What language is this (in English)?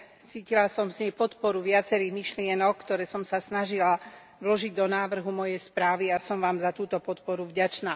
Slovak